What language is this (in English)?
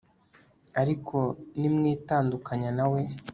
Kinyarwanda